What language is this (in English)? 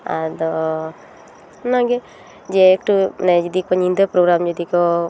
Santali